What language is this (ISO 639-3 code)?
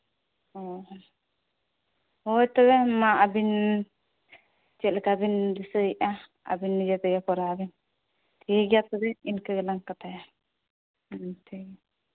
sat